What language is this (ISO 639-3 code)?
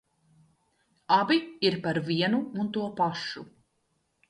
lav